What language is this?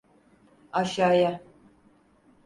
Turkish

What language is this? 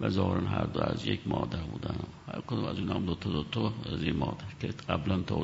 Persian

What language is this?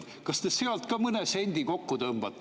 Estonian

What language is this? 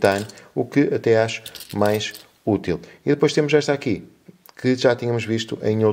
Portuguese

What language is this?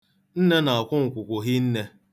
Igbo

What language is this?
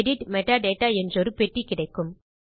Tamil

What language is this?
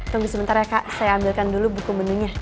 Indonesian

